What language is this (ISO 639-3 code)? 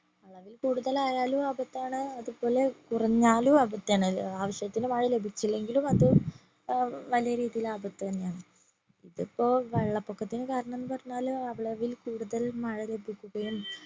mal